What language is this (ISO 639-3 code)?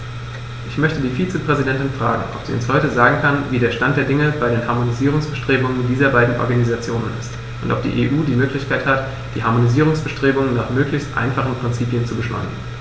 deu